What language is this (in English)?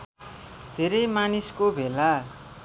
Nepali